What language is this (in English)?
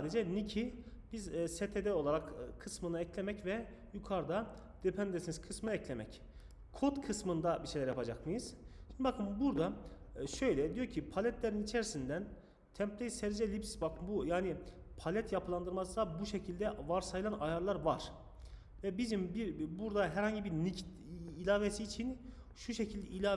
Turkish